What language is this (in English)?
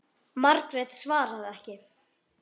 Icelandic